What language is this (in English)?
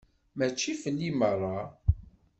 Kabyle